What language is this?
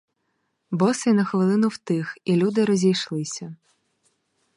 Ukrainian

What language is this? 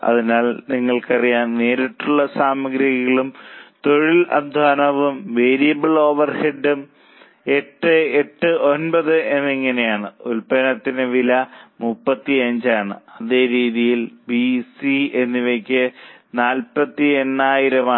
Malayalam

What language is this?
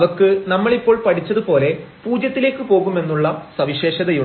Malayalam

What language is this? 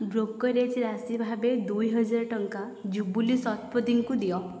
Odia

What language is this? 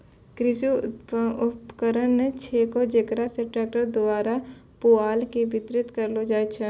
Maithili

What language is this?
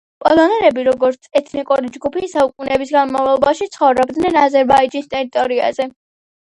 Georgian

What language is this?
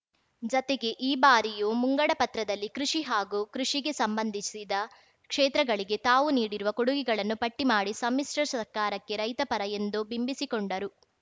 Kannada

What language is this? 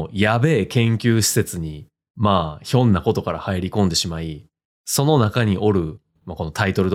Japanese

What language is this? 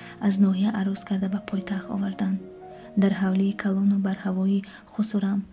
Persian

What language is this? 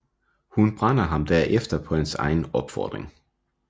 Danish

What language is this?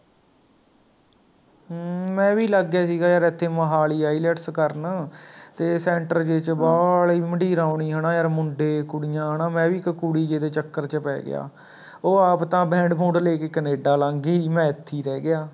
Punjabi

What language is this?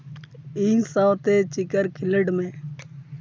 Santali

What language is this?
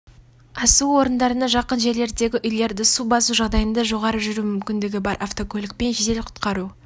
Kazakh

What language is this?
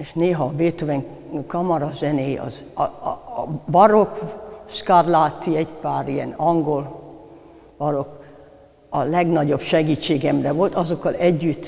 Hungarian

